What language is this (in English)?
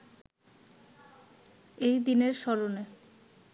Bangla